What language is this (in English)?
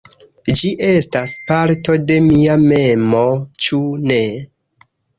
Esperanto